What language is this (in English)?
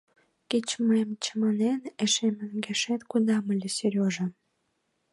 Mari